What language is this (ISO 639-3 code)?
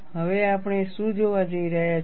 guj